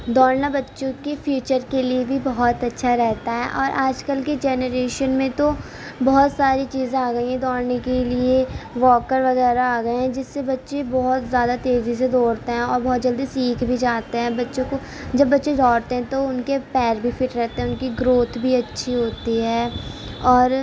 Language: Urdu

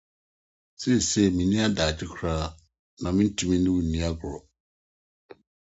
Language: Akan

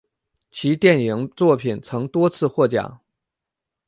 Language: Chinese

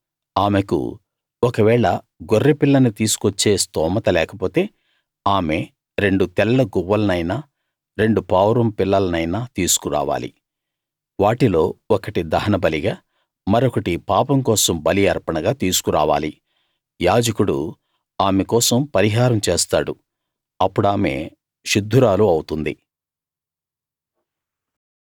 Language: Telugu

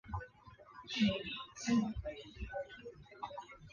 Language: Chinese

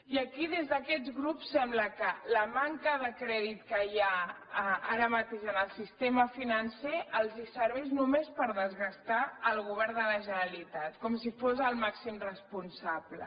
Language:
Catalan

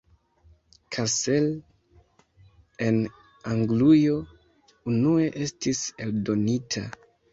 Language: Esperanto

